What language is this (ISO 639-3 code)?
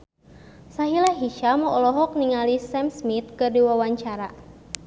sun